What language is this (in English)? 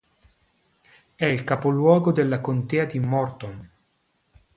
Italian